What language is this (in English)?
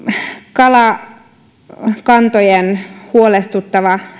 Finnish